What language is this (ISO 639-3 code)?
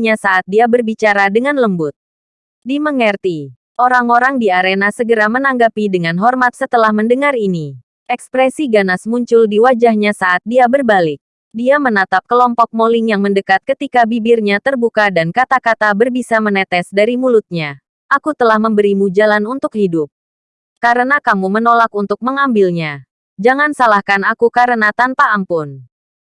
ind